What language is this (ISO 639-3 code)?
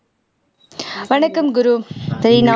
tam